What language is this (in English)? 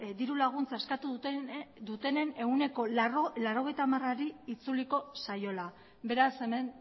Basque